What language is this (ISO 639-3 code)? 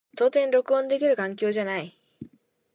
jpn